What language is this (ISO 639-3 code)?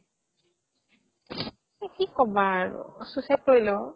asm